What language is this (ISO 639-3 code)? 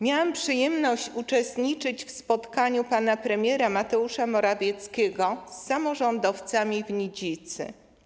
pol